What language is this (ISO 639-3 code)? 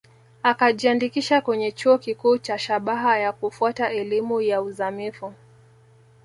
swa